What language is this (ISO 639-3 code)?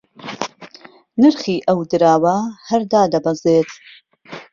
ckb